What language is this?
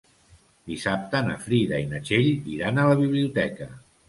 Catalan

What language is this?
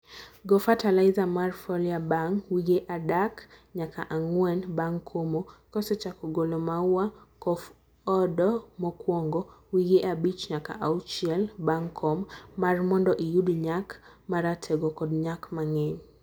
Luo (Kenya and Tanzania)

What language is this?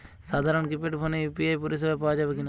Bangla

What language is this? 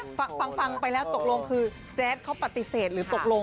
Thai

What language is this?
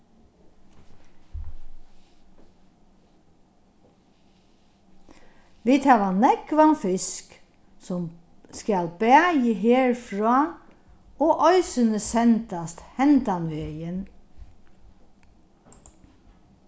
Faroese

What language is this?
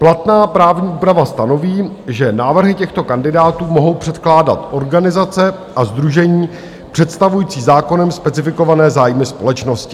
Czech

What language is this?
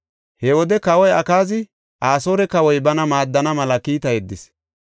Gofa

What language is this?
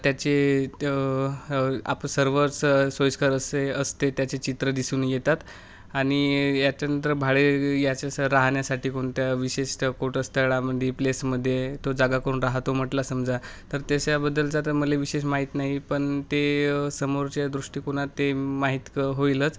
Marathi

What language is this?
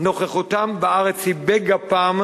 Hebrew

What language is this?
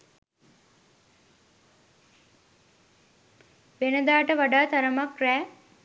Sinhala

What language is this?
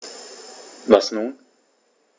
German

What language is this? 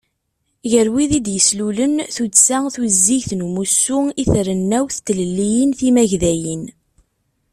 Kabyle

